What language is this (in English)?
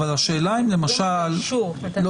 Hebrew